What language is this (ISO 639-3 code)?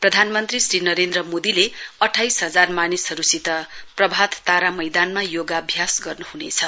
nep